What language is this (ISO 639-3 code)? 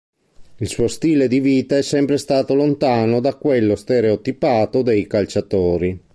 ita